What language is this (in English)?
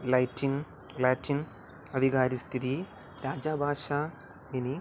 Sanskrit